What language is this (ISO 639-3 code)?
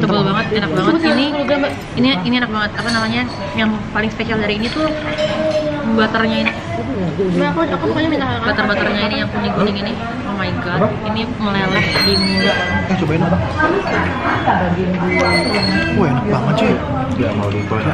ind